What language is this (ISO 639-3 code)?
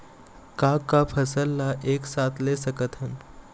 hne